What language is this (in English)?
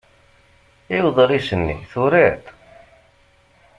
Kabyle